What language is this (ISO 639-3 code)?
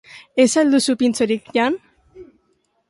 eus